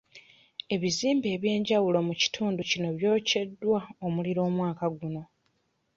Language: Ganda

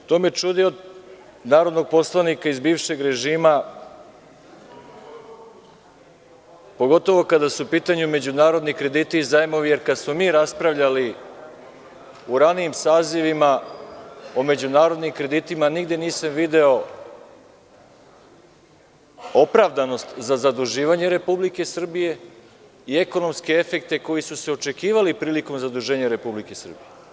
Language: Serbian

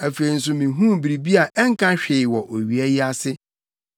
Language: Akan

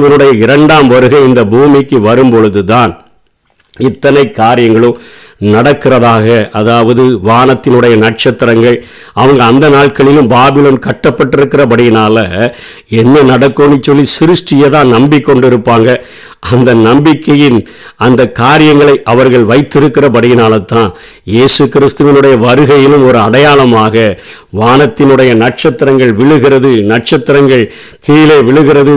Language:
Tamil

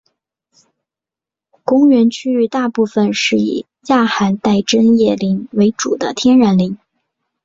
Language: Chinese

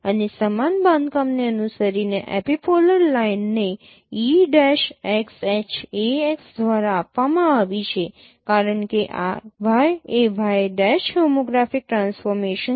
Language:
Gujarati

